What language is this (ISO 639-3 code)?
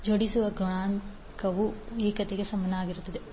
kan